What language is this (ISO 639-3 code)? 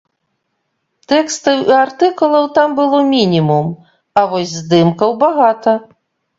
bel